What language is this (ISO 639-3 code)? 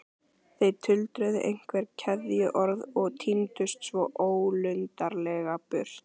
isl